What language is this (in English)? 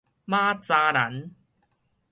Min Nan Chinese